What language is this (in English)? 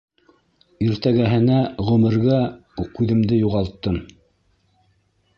Bashkir